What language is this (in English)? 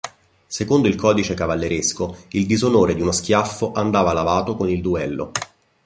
Italian